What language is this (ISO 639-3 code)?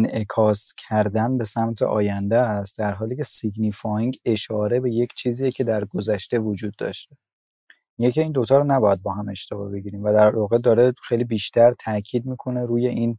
fas